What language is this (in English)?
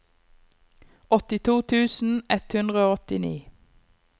Norwegian